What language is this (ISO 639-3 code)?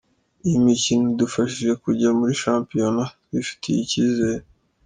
kin